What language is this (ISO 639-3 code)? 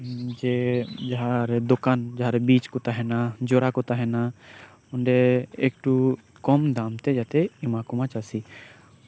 sat